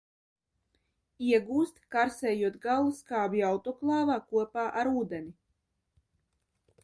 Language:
Latvian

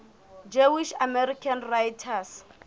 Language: Southern Sotho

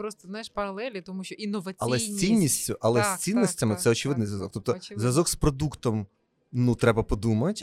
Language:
Ukrainian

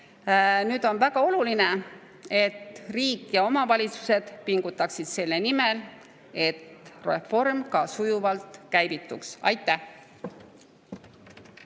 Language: Estonian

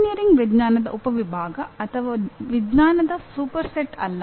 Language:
Kannada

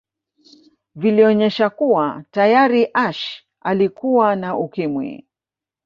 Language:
Swahili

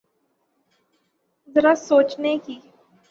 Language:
Urdu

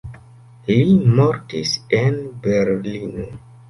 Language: Esperanto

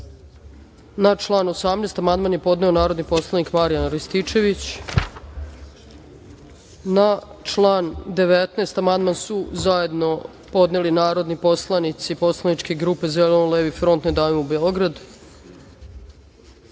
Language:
Serbian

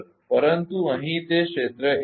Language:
Gujarati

